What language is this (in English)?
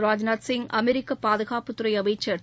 Tamil